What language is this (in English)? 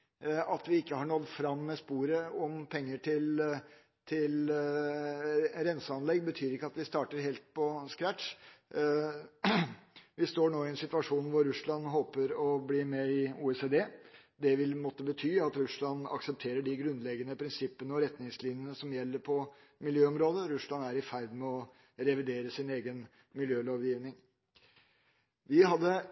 Norwegian Bokmål